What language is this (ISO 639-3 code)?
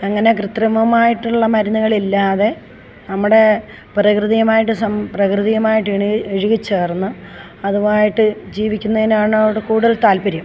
mal